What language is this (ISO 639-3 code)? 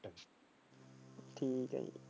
pan